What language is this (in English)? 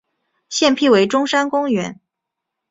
Chinese